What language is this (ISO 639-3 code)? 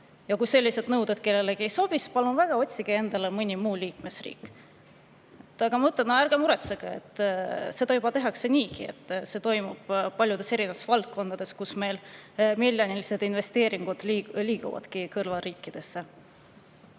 est